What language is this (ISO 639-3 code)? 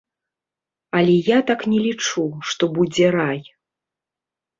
bel